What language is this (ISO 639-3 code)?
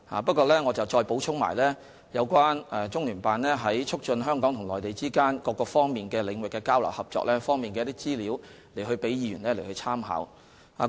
yue